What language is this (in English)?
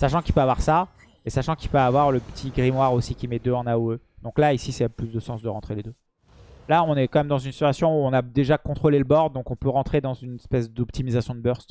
French